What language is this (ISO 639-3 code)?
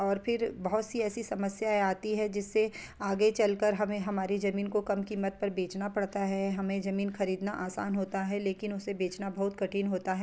hin